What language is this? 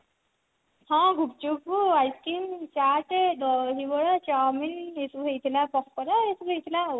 Odia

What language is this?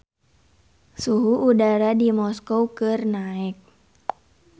Sundanese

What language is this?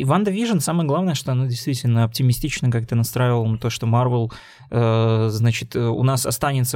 Russian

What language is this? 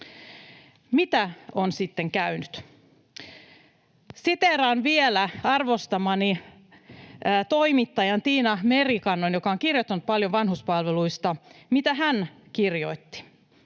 Finnish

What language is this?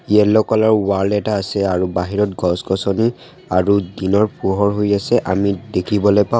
Assamese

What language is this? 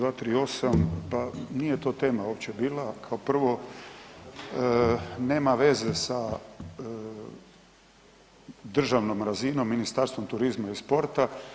Croatian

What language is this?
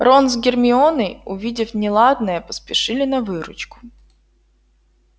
Russian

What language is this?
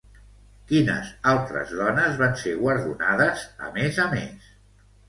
Catalan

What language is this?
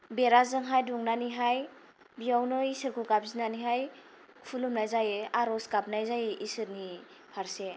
Bodo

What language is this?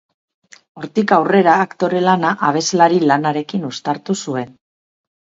Basque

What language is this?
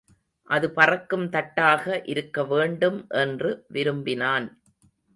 Tamil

